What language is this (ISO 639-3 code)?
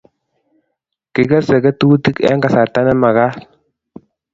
kln